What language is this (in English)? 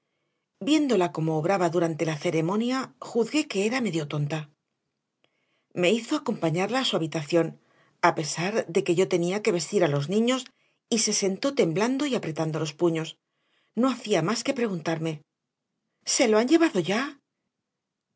Spanish